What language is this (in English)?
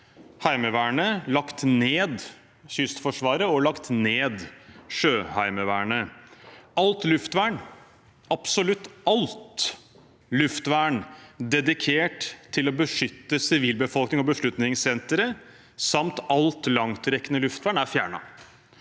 Norwegian